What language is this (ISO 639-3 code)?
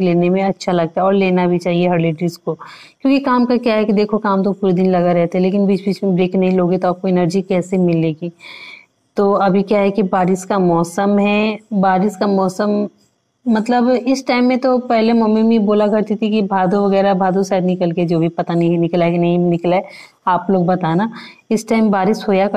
hin